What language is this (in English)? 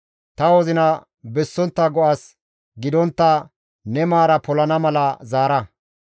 Gamo